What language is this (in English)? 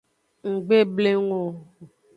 Aja (Benin)